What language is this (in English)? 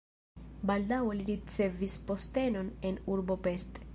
Esperanto